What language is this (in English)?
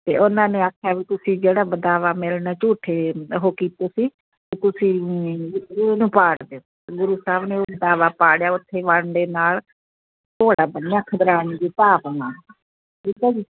Punjabi